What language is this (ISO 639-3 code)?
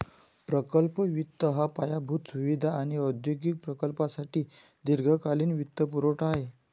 mar